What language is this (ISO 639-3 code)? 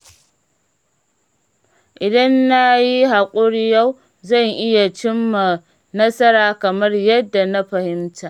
hau